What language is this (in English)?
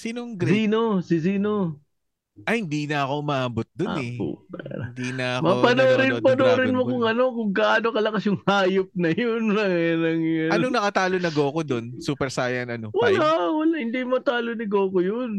Filipino